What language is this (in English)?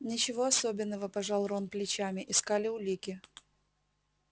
Russian